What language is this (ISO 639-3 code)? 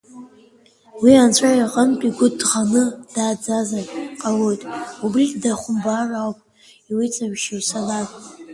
abk